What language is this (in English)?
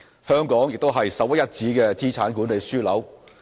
Cantonese